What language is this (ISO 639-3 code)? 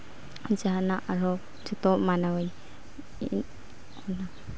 sat